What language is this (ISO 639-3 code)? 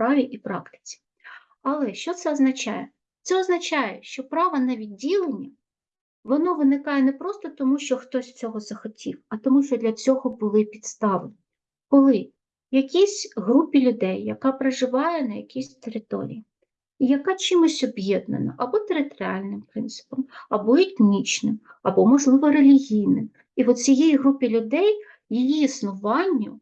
ukr